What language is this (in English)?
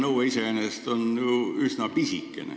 Estonian